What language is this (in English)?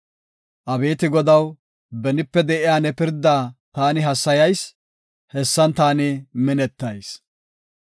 Gofa